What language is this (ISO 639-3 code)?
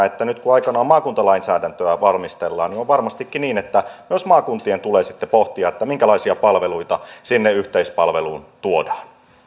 fin